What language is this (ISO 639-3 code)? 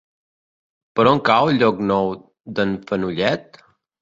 cat